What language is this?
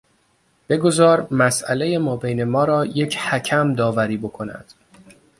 Persian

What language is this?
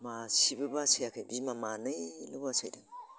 Bodo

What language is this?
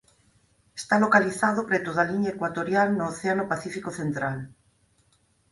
Galician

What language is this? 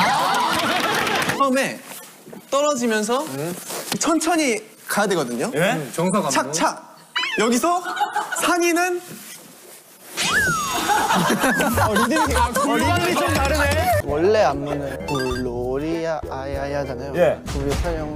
Korean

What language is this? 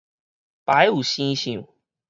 Min Nan Chinese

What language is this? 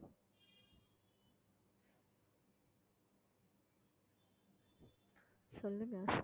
Tamil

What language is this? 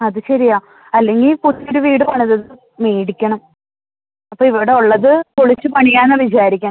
Malayalam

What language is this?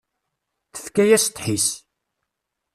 Kabyle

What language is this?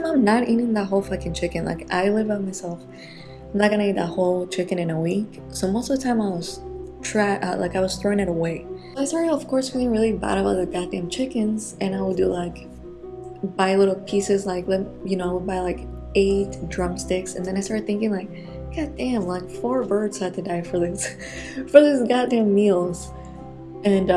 English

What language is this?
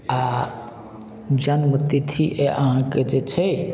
Maithili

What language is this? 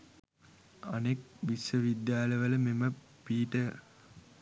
Sinhala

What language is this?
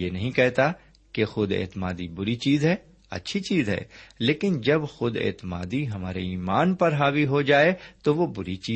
Urdu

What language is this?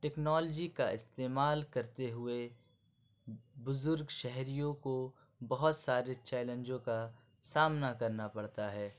Urdu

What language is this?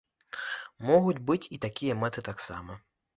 Belarusian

